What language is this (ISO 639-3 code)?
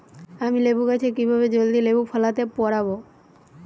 ben